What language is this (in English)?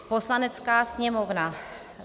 Czech